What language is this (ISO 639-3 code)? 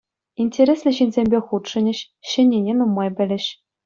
chv